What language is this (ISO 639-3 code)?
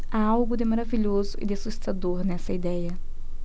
por